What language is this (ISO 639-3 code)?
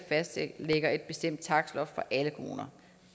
dan